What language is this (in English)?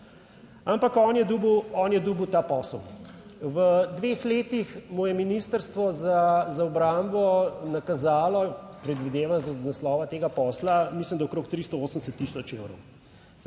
Slovenian